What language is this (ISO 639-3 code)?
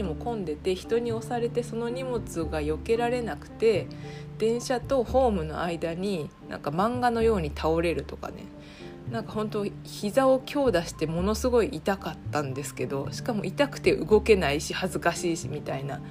jpn